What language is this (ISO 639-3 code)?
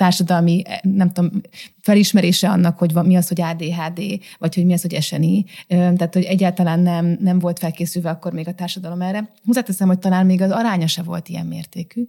hun